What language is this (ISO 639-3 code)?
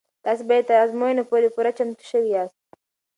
pus